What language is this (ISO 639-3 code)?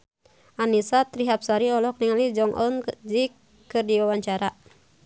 sun